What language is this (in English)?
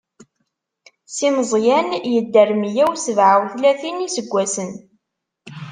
Kabyle